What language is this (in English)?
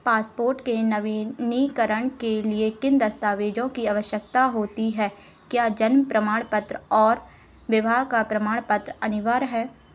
Hindi